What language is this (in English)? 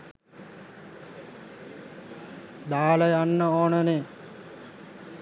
Sinhala